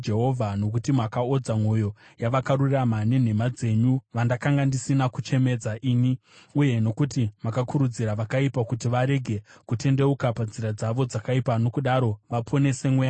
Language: Shona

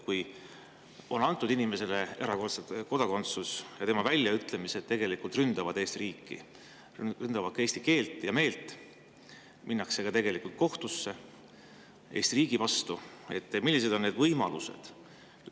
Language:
Estonian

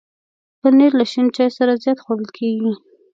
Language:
Pashto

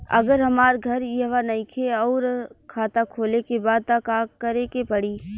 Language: Bhojpuri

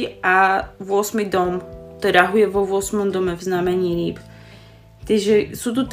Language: Slovak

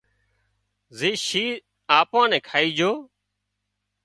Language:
Wadiyara Koli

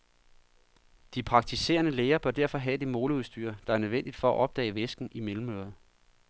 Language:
Danish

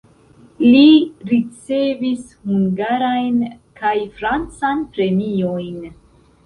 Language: Esperanto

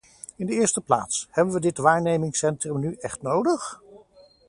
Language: Dutch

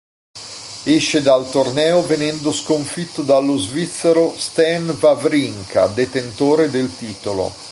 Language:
Italian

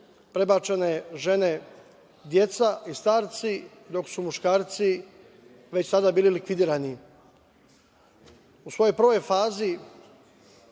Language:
Serbian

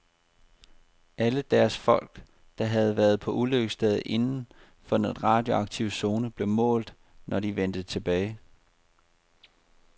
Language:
Danish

